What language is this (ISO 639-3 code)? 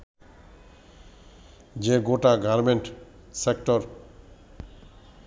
ben